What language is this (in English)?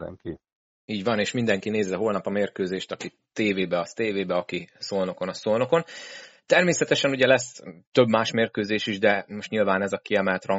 Hungarian